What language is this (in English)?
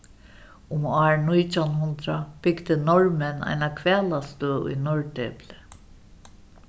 Faroese